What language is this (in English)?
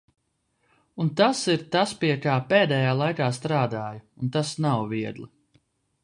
Latvian